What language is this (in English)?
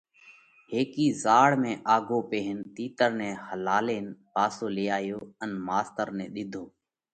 Parkari Koli